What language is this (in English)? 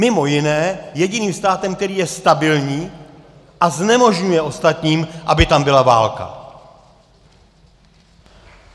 Czech